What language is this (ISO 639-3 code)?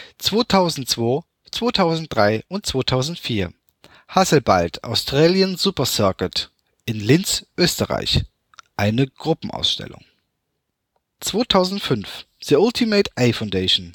deu